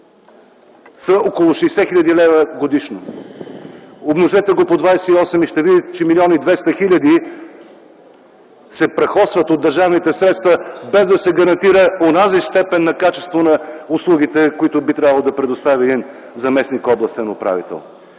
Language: Bulgarian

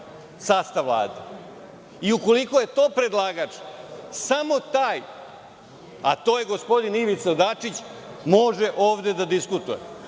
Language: Serbian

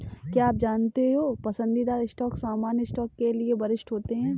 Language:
Hindi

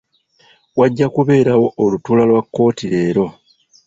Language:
Ganda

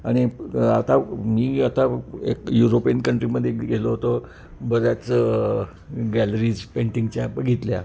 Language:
Marathi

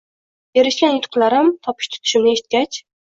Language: Uzbek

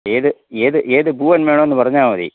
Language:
Malayalam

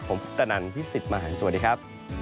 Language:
Thai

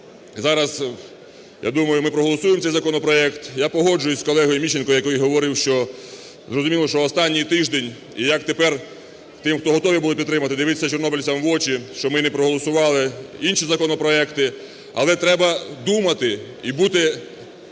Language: Ukrainian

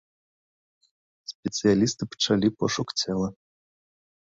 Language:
Belarusian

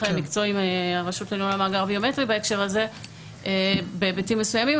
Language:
Hebrew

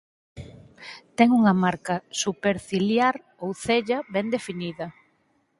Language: Galician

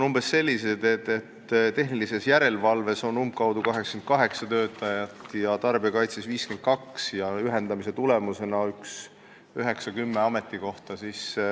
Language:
Estonian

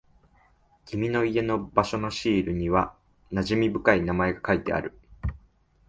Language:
Japanese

